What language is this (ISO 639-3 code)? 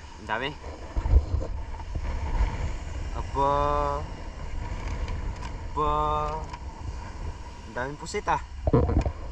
fil